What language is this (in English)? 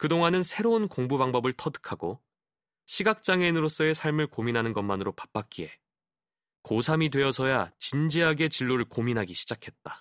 Korean